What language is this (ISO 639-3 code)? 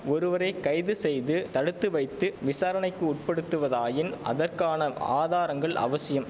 tam